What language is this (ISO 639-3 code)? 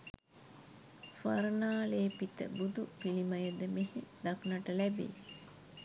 sin